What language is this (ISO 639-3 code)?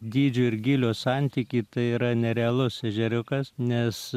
lit